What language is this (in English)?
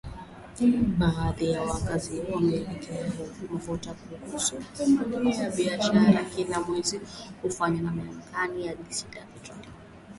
Swahili